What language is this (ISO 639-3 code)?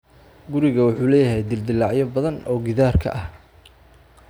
som